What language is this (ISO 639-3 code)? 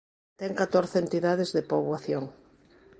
glg